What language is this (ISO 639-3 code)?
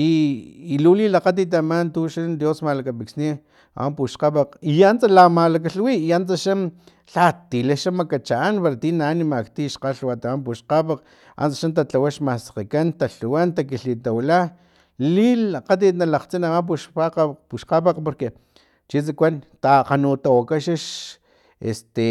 tlp